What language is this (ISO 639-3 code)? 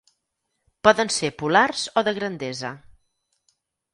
cat